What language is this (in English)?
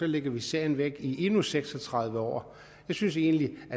Danish